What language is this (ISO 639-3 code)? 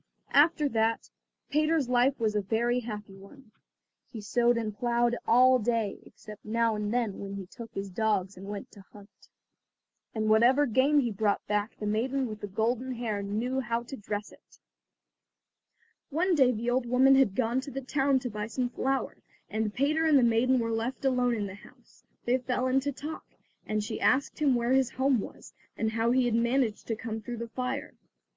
eng